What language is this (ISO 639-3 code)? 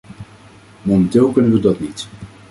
nld